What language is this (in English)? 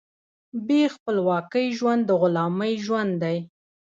Pashto